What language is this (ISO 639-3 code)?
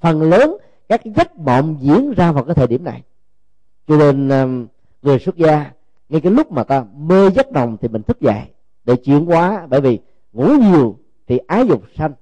vie